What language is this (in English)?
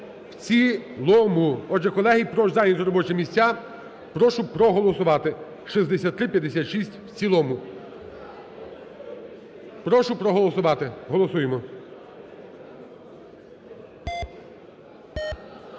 Ukrainian